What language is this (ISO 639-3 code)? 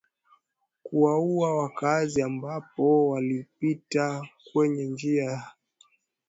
swa